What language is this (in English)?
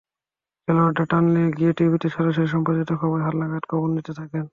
Bangla